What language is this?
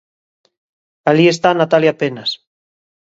Galician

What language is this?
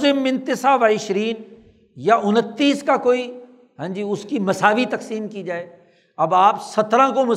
Urdu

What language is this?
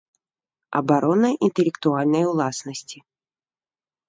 Belarusian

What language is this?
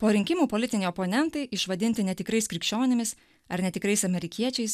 Lithuanian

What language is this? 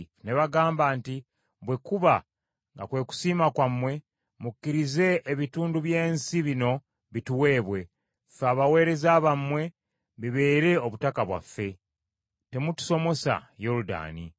Ganda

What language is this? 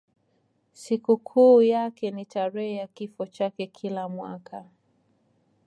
Swahili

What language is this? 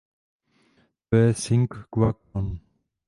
Czech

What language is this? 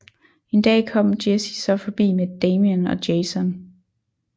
Danish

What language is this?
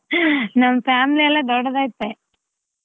Kannada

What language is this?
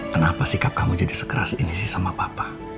Indonesian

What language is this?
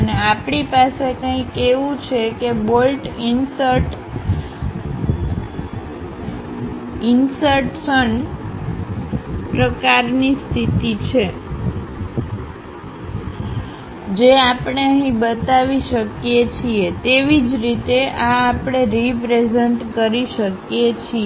Gujarati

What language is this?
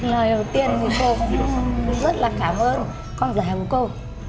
Vietnamese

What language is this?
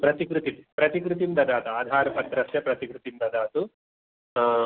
Sanskrit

